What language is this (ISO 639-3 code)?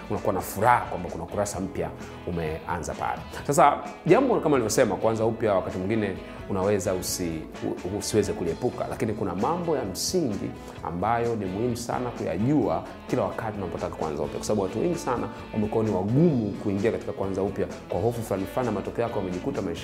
swa